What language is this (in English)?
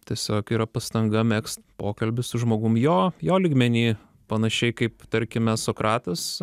Lithuanian